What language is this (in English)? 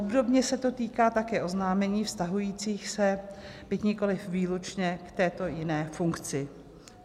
Czech